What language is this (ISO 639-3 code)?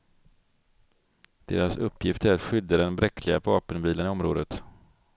swe